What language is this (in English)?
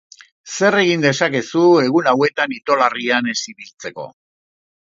Basque